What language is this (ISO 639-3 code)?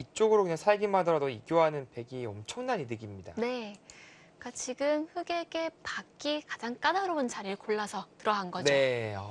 kor